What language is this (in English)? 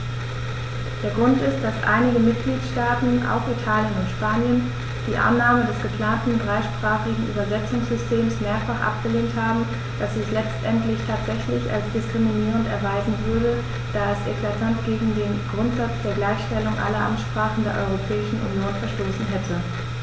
German